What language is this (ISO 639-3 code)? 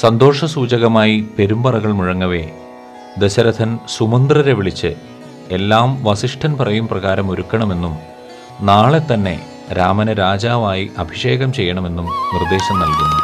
mal